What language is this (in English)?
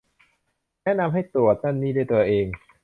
Thai